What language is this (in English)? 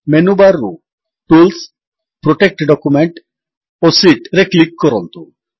Odia